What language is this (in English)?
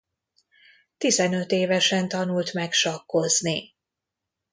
Hungarian